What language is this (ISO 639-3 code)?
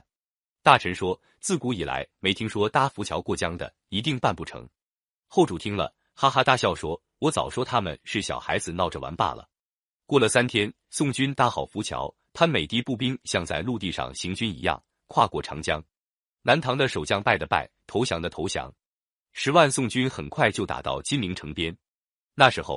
zho